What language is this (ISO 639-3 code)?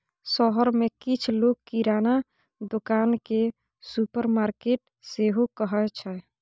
mai